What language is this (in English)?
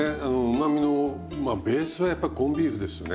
Japanese